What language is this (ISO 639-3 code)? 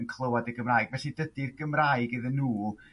cym